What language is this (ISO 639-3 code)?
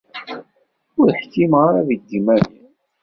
kab